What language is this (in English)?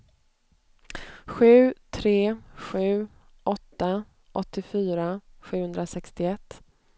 Swedish